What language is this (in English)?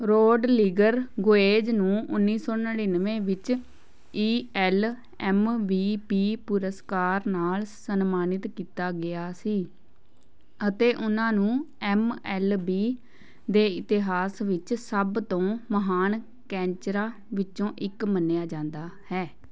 Punjabi